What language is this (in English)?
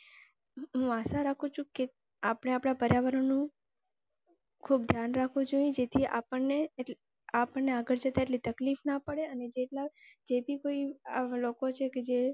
Gujarati